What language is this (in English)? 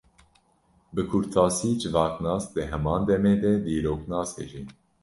Kurdish